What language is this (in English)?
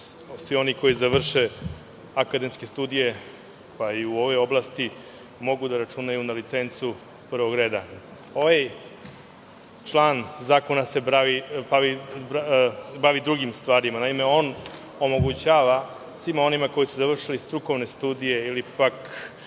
Serbian